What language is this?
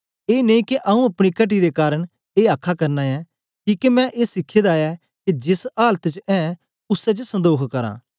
Dogri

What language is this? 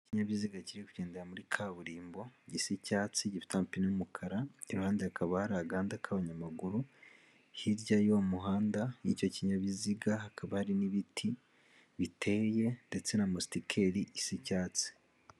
Kinyarwanda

